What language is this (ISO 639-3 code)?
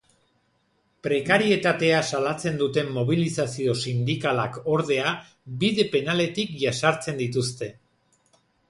eus